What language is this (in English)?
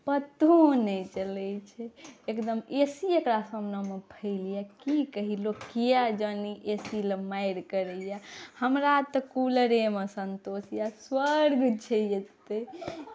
Maithili